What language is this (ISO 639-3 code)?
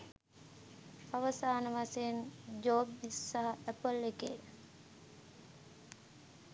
sin